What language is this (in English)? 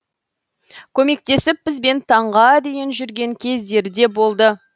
Kazakh